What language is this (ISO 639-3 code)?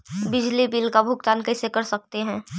mag